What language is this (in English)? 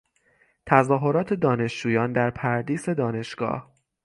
Persian